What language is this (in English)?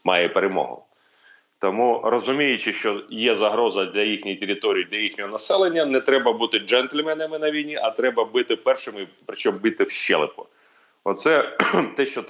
Ukrainian